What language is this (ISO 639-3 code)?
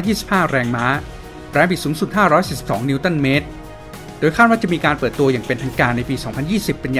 tha